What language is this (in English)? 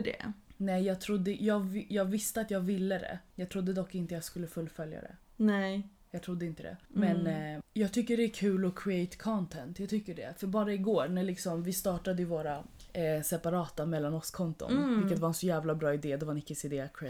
Swedish